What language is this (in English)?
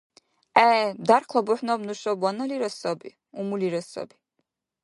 Dargwa